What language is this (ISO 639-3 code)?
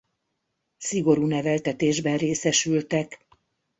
hun